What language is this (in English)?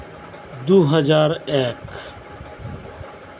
Santali